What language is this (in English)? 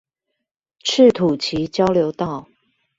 Chinese